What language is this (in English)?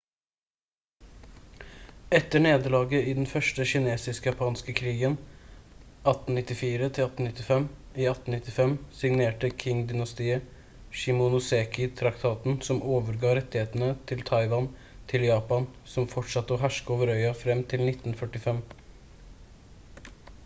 Norwegian Bokmål